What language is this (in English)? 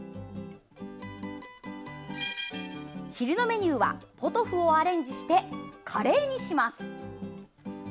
Japanese